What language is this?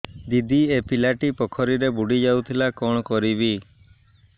Odia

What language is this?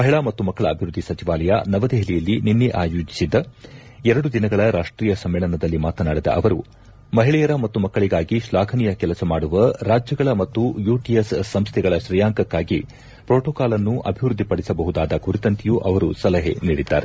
Kannada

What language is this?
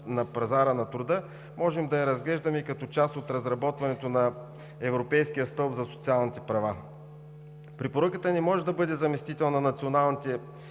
Bulgarian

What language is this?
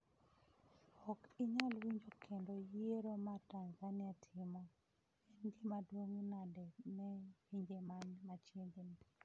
Luo (Kenya and Tanzania)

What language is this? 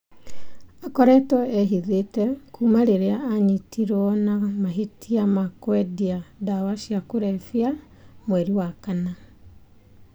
Kikuyu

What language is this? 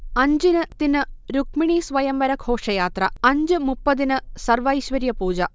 Malayalam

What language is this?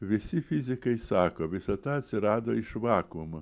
Lithuanian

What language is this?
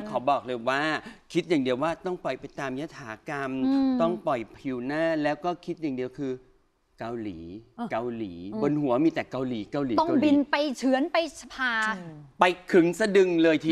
Thai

